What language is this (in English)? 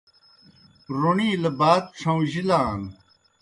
Kohistani Shina